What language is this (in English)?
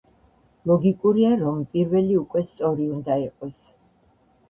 Georgian